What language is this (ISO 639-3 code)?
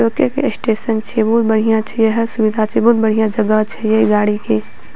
mai